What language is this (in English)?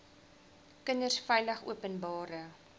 Afrikaans